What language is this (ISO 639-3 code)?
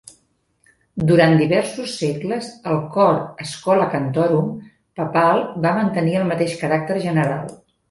cat